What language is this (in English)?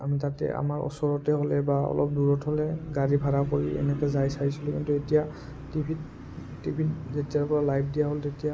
Assamese